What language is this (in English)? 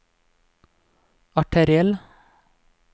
Norwegian